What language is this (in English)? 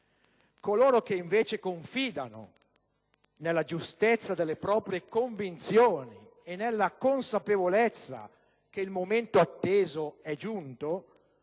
Italian